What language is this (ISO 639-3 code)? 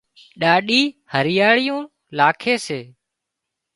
kxp